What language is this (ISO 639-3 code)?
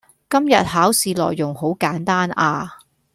yue